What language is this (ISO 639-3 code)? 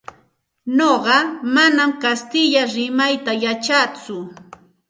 qxt